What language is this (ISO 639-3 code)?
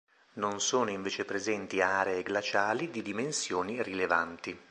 ita